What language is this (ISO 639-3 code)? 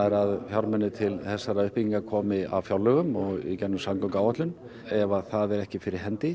isl